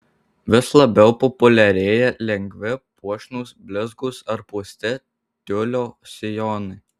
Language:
Lithuanian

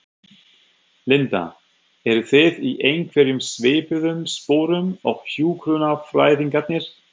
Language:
Icelandic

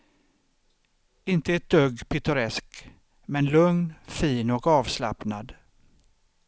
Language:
Swedish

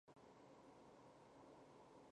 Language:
Chinese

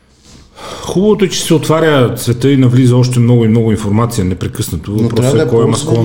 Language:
Bulgarian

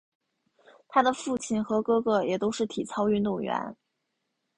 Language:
Chinese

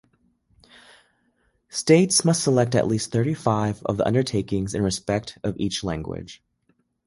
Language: English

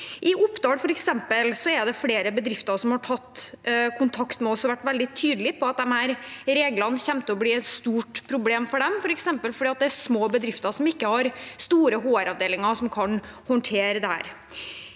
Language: Norwegian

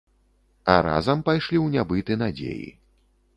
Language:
Belarusian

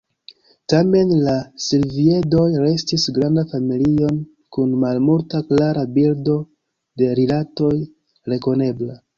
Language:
Esperanto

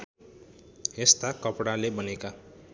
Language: Nepali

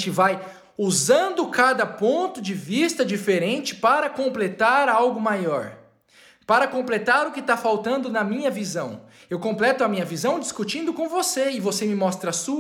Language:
Portuguese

